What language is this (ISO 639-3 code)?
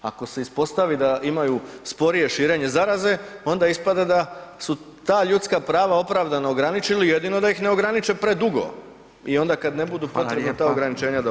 hrv